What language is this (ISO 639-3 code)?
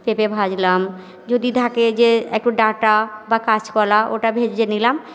ben